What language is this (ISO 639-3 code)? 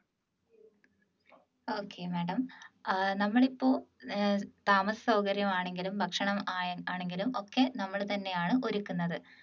mal